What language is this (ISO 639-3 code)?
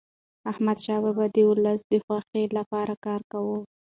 pus